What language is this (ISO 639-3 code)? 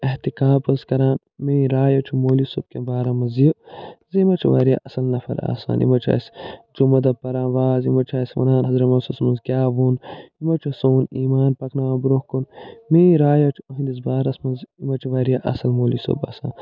kas